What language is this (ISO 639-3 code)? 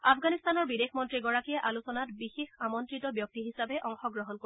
asm